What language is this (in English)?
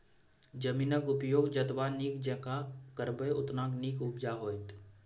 Maithili